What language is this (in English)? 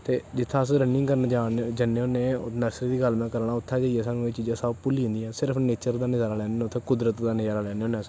Dogri